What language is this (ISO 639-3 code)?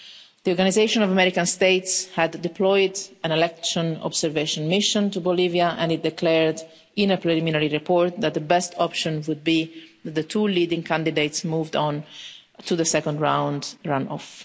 eng